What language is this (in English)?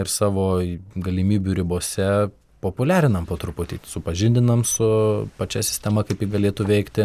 Lithuanian